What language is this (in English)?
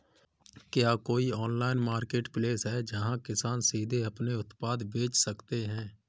Hindi